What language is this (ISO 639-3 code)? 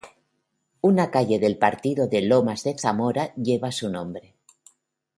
spa